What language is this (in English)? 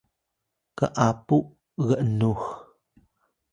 Atayal